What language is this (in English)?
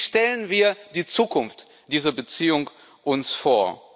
German